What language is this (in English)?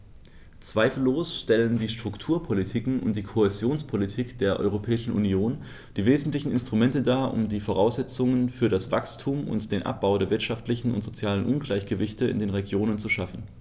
German